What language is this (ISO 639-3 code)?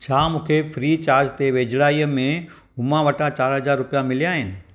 snd